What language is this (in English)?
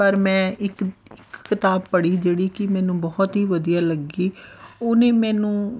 Punjabi